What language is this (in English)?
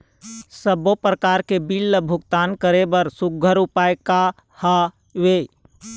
Chhattisgarhi